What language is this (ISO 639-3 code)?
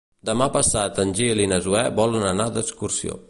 cat